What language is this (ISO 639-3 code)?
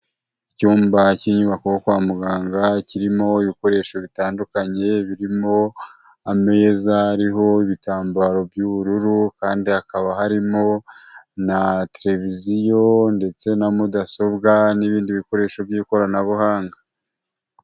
kin